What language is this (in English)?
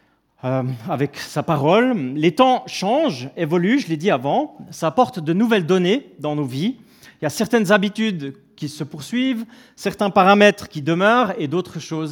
French